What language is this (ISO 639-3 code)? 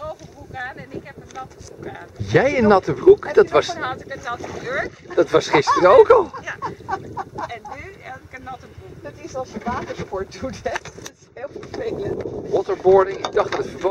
nld